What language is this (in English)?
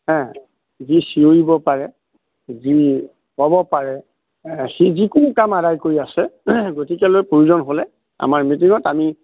Assamese